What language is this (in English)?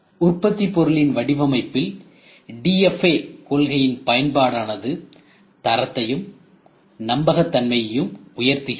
Tamil